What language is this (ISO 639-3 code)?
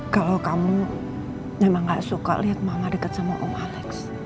ind